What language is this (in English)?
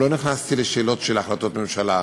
Hebrew